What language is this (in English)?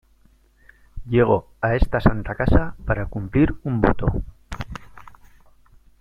Spanish